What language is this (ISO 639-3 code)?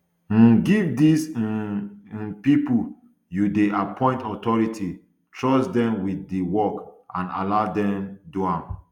pcm